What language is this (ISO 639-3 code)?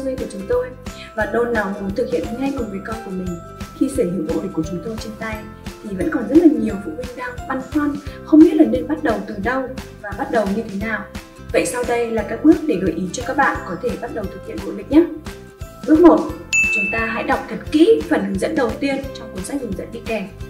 vie